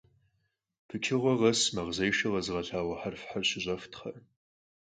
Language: Kabardian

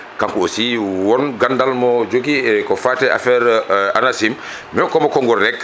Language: Fula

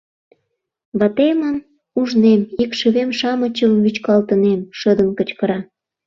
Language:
Mari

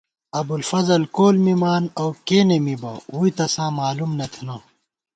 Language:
Gawar-Bati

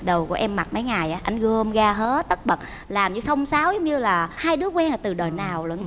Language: Vietnamese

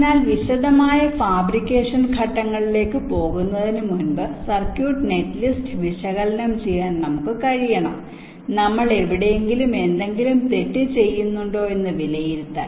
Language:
Malayalam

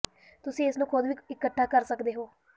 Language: Punjabi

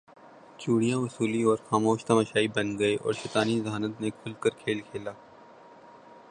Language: Urdu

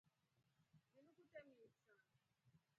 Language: Rombo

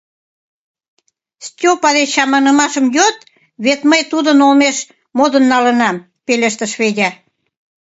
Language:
Mari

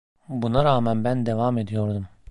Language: Turkish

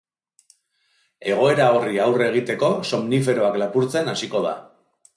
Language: Basque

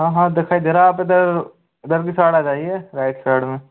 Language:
Hindi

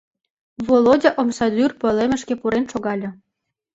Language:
Mari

